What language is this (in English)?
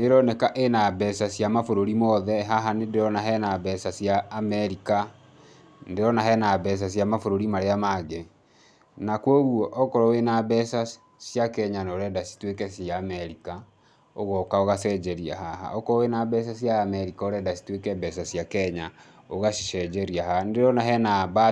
Kikuyu